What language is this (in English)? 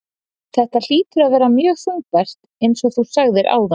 Icelandic